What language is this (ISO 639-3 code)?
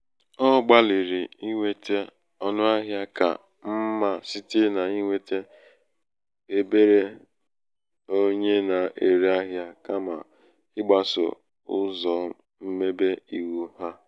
ibo